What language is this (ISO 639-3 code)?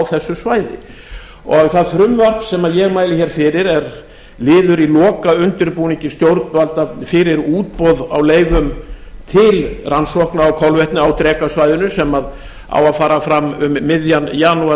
isl